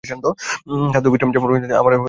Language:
Bangla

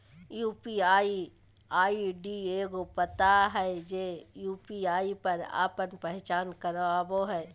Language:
Magahi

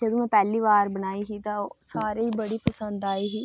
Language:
Dogri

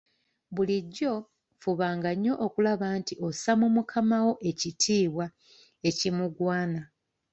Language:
Ganda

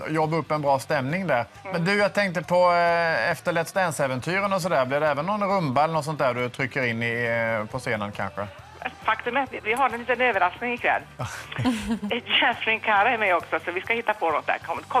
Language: Swedish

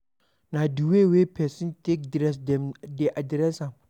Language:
Nigerian Pidgin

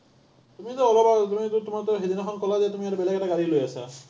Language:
Assamese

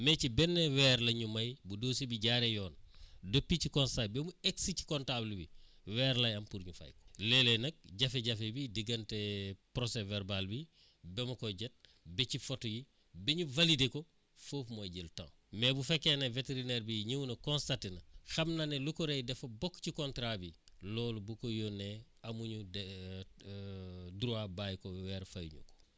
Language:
Wolof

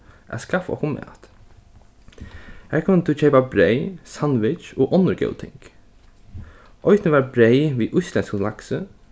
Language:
Faroese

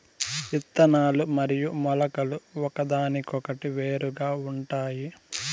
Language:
Telugu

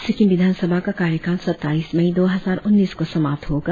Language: Hindi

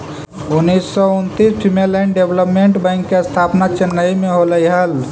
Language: Magahi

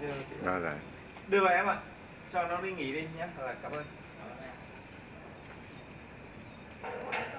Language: Vietnamese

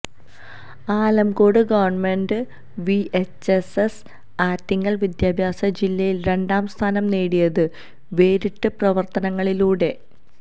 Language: Malayalam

